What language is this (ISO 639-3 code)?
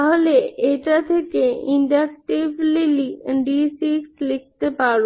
ben